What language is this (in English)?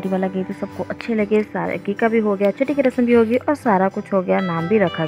Hindi